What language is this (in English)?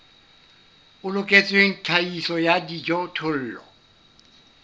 Southern Sotho